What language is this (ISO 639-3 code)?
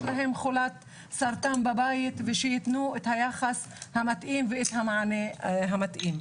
heb